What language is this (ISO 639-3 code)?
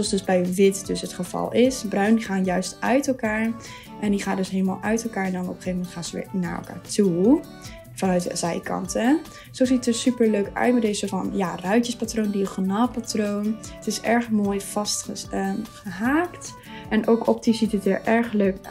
nld